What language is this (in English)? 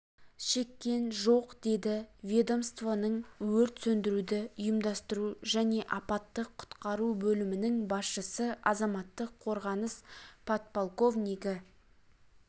Kazakh